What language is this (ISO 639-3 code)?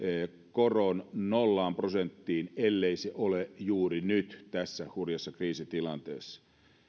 fin